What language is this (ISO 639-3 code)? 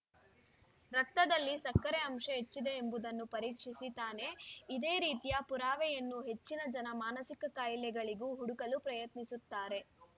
kan